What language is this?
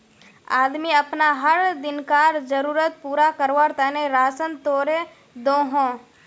Magahi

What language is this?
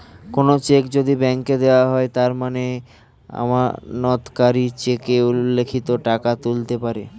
Bangla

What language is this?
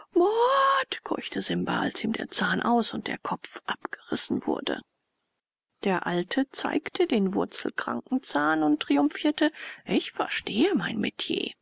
German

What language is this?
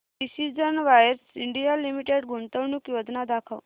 Marathi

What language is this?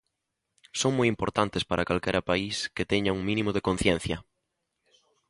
Galician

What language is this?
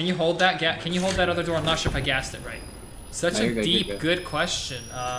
English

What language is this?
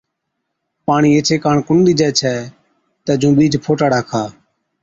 Od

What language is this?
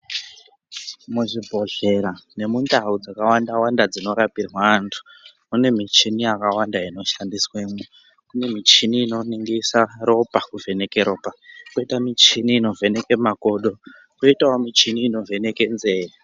Ndau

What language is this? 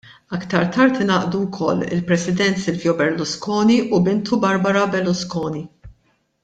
Maltese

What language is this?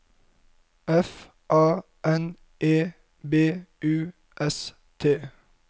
Norwegian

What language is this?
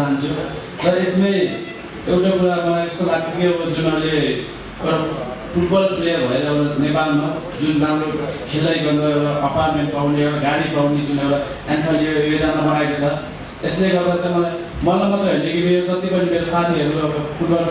Arabic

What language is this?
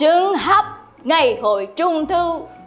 Vietnamese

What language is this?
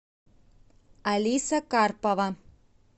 Russian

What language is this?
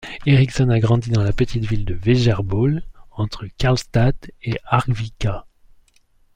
French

